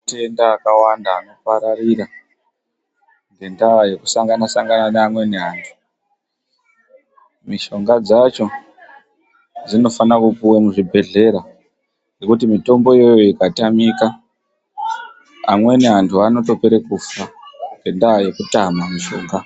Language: Ndau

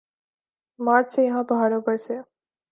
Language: Urdu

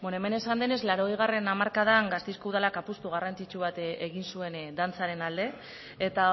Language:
Basque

